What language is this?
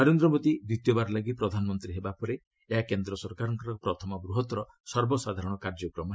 Odia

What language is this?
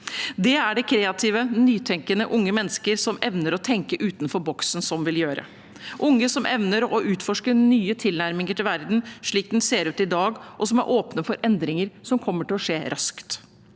Norwegian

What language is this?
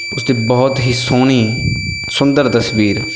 Punjabi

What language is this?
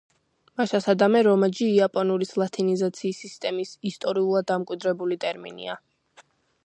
Georgian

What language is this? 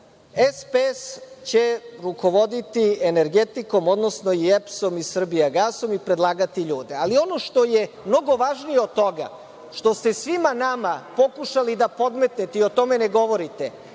Serbian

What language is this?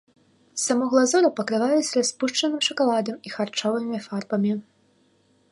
Belarusian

